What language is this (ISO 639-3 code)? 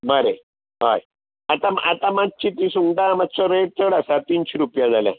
kok